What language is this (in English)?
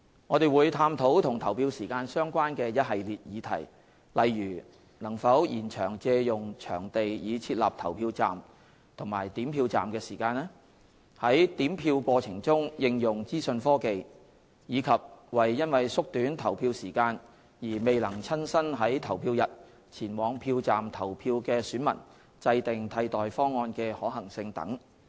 Cantonese